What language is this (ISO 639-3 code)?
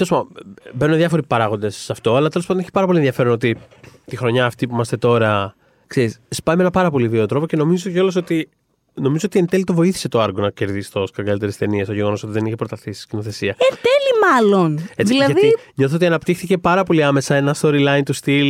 ell